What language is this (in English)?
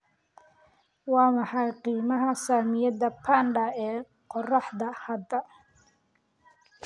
Somali